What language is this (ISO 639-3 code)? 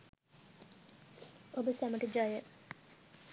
sin